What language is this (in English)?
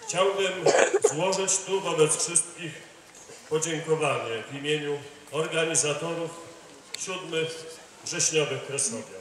Polish